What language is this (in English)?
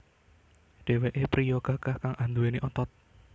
Javanese